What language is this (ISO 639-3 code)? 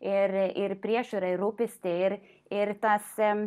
lit